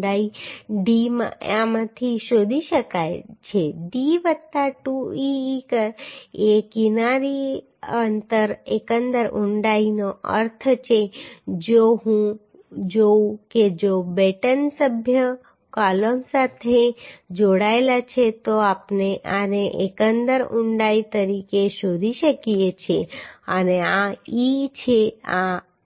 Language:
Gujarati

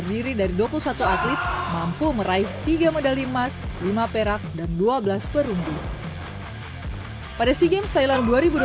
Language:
Indonesian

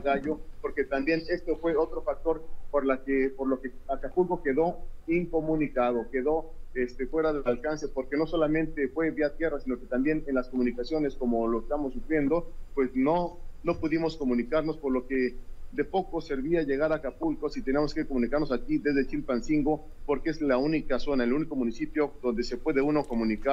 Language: Spanish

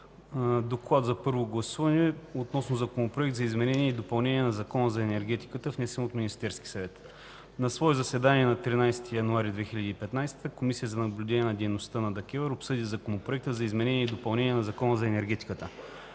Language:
Bulgarian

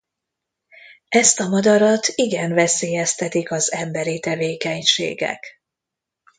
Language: Hungarian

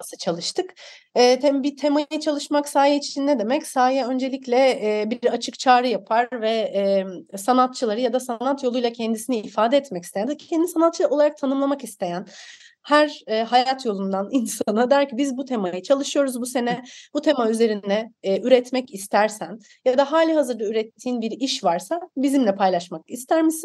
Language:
Turkish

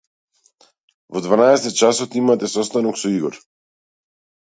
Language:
Macedonian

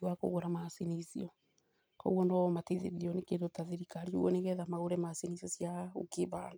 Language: Kikuyu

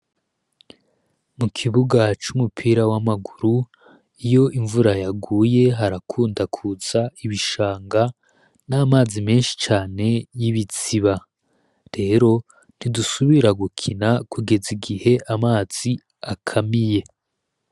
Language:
Rundi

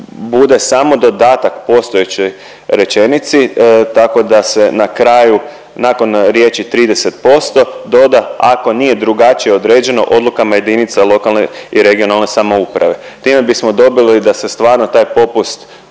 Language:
Croatian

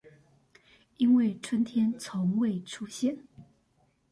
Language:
Chinese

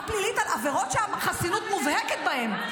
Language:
Hebrew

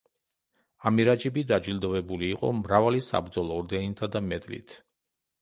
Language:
Georgian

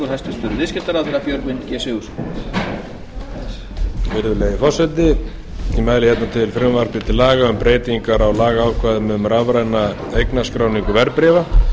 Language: Icelandic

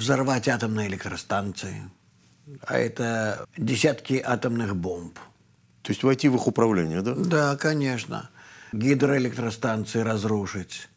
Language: Russian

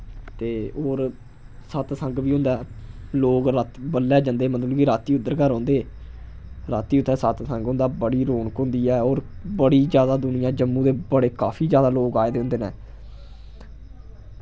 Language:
Dogri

